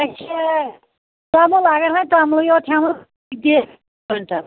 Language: Kashmiri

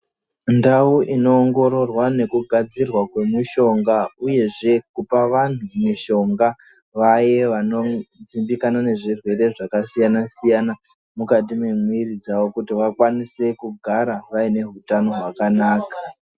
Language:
Ndau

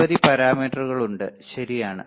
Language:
Malayalam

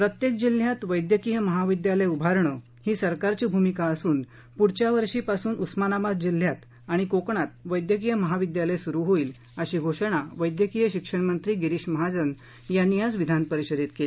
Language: Marathi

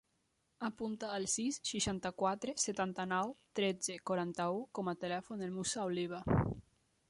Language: Catalan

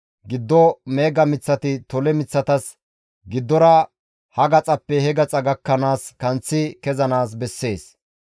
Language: Gamo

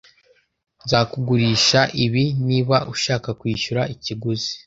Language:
Kinyarwanda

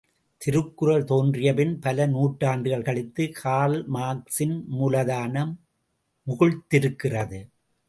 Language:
Tamil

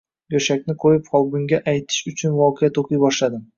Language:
Uzbek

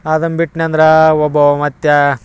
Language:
Kannada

